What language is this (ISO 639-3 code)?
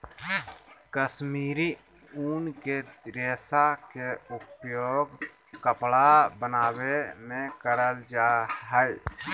mag